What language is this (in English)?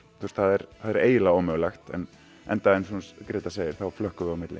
Icelandic